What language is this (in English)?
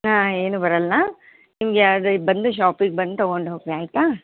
Kannada